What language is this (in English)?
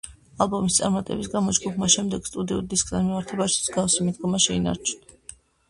Georgian